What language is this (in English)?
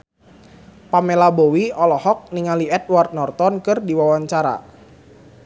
Sundanese